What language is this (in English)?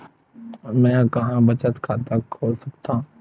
Chhattisgarhi